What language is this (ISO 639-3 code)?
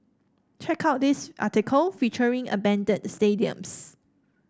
eng